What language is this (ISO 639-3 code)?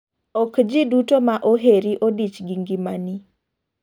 luo